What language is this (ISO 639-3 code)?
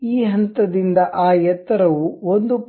kan